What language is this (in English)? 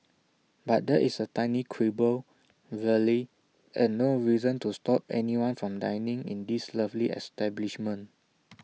English